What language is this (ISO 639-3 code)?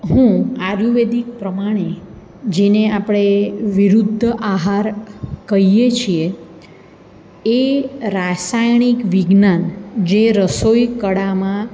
guj